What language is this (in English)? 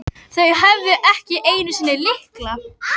Icelandic